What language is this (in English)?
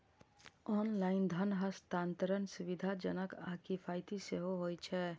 Maithili